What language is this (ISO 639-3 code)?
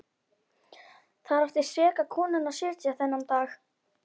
isl